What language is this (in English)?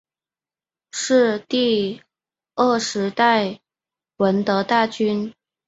Chinese